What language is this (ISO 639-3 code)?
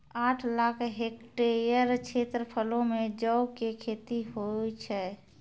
mai